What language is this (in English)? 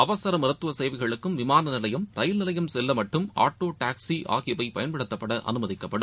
Tamil